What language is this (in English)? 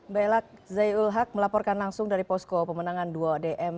Indonesian